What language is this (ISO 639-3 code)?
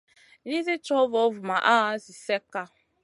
mcn